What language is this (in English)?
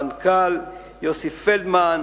Hebrew